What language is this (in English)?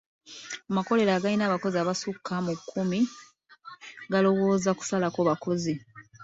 Ganda